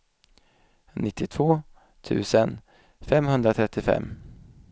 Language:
Swedish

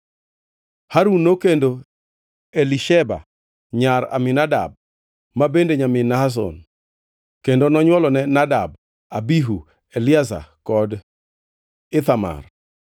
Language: Luo (Kenya and Tanzania)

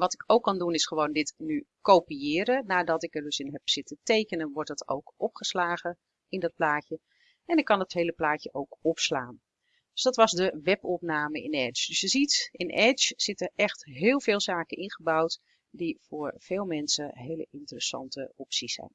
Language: Dutch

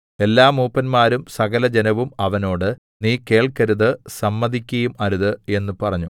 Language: Malayalam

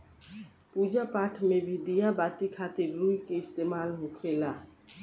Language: Bhojpuri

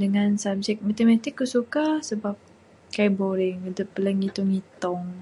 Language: Bukar-Sadung Bidayuh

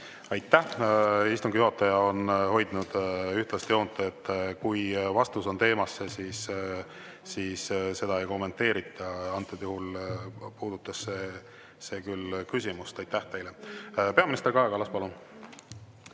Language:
Estonian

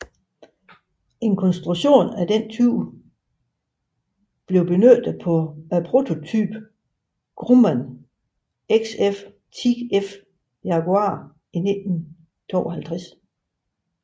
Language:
Danish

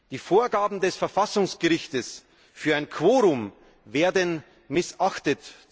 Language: German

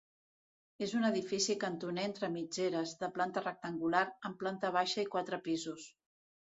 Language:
Catalan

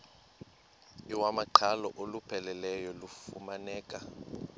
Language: Xhosa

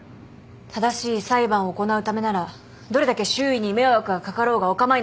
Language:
Japanese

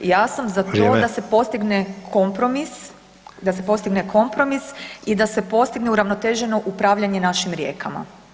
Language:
Croatian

